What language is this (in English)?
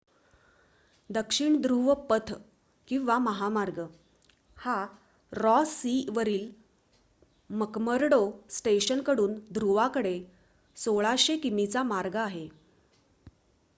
Marathi